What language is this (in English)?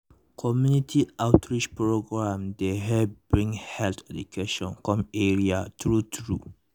Nigerian Pidgin